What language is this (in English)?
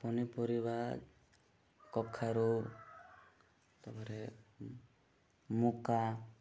Odia